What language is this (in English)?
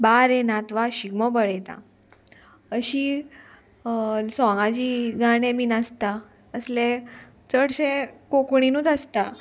Konkani